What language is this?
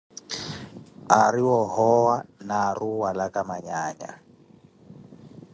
Koti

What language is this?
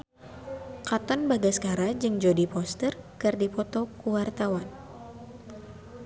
Sundanese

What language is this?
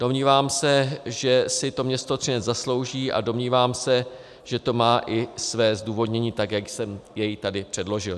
Czech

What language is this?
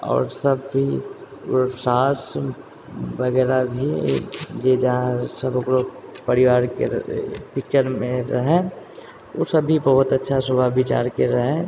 Maithili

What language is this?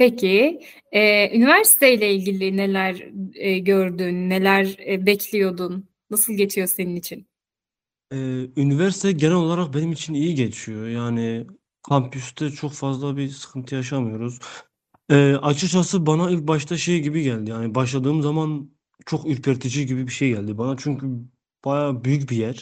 Turkish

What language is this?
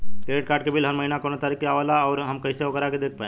Bhojpuri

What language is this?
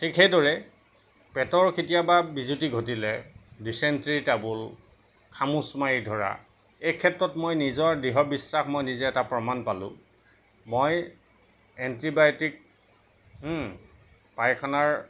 Assamese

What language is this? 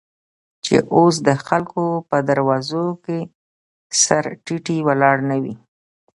Pashto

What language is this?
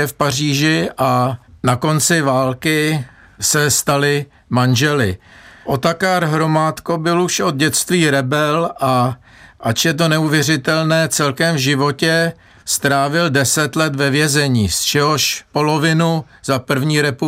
Czech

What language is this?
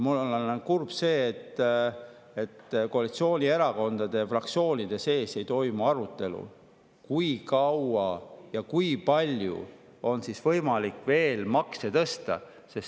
Estonian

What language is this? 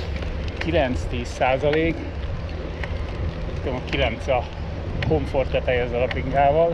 Hungarian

